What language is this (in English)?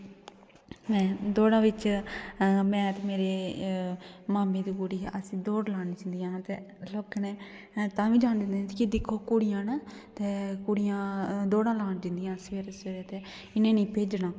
Dogri